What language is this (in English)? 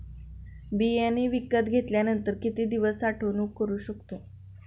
Marathi